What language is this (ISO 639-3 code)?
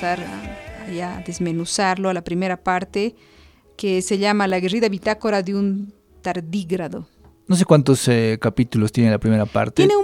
spa